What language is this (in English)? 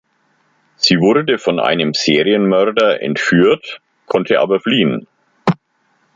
German